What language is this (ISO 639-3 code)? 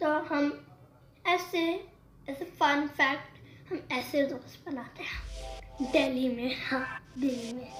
hin